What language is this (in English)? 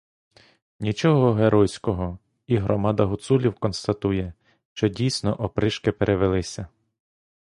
Ukrainian